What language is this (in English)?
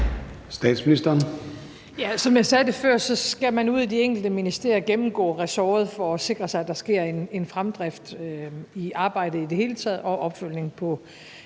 Danish